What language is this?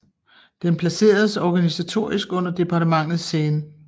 Danish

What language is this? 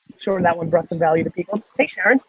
English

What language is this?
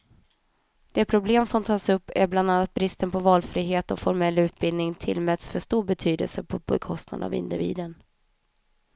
Swedish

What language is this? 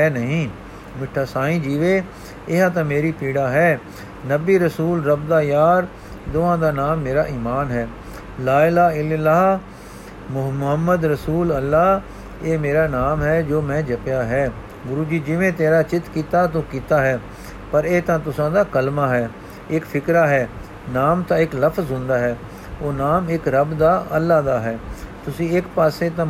Punjabi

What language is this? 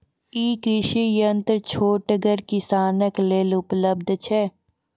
Maithili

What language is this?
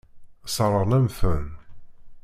Kabyle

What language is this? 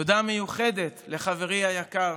Hebrew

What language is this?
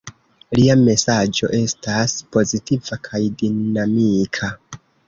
Esperanto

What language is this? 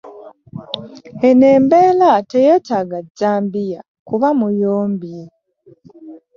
Ganda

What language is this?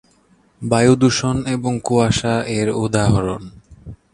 Bangla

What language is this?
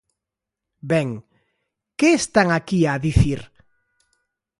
Galician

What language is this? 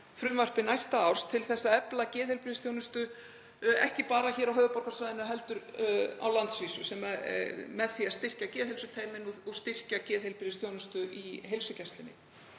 Icelandic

